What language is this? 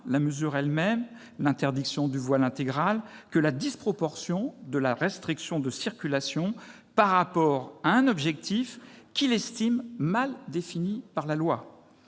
French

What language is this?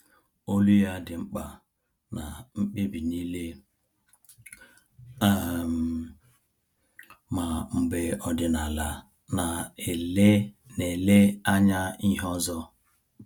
Igbo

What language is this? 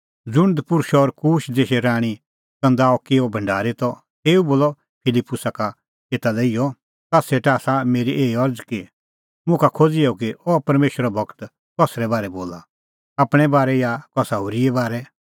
Kullu Pahari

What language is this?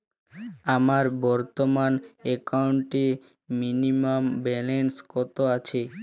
Bangla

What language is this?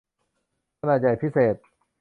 Thai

